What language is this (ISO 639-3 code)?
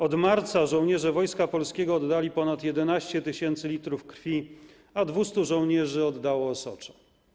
pol